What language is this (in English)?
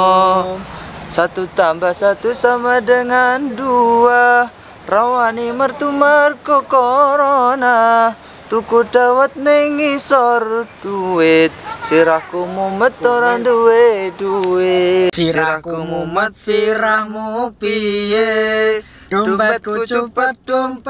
Indonesian